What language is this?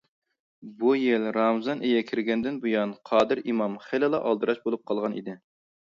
Uyghur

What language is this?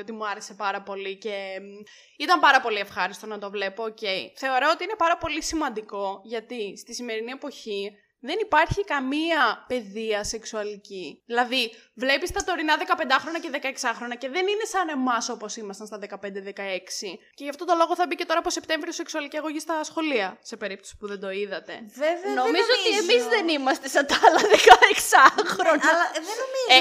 Greek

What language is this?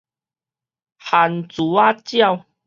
Min Nan Chinese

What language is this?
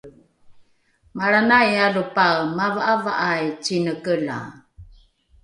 Rukai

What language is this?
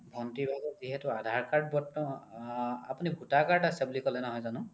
Assamese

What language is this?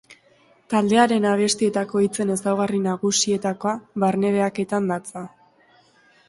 Basque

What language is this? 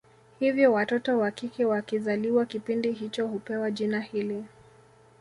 Swahili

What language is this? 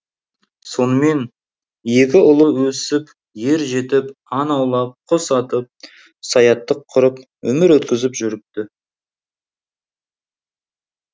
Kazakh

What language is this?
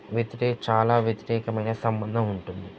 Telugu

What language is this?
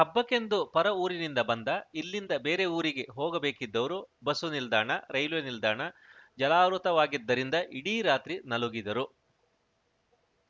Kannada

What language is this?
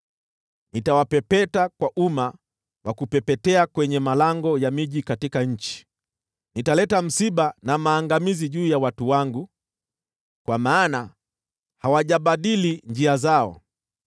Swahili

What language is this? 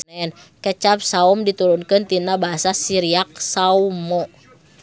Sundanese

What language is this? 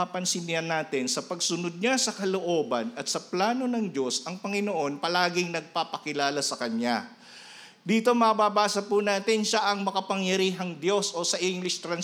Filipino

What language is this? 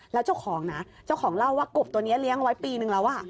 Thai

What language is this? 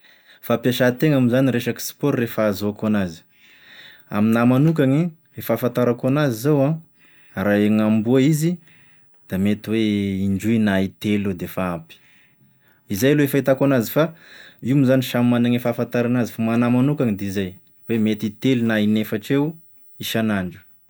Tesaka Malagasy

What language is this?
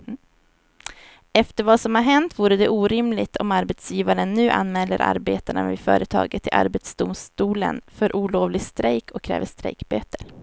Swedish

